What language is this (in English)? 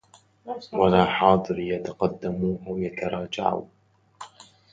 Arabic